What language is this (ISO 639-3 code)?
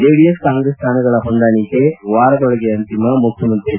kan